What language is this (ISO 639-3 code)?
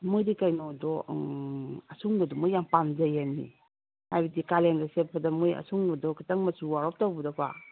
mni